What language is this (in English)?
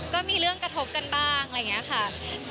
Thai